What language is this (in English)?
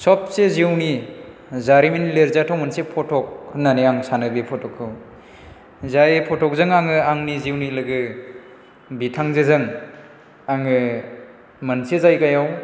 Bodo